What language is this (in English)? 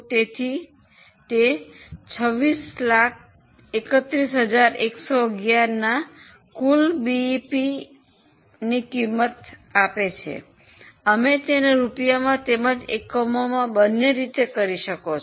Gujarati